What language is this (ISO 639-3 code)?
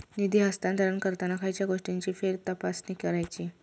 mar